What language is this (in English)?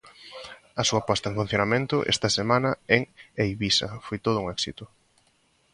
Galician